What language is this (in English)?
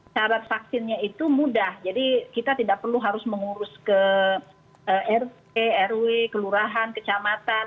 Indonesian